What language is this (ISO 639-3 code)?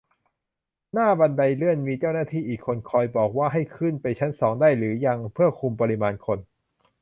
tha